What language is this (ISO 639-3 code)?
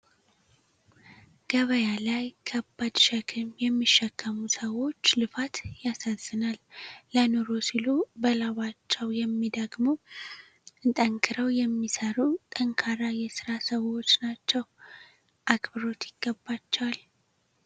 amh